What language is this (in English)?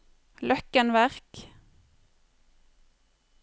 Norwegian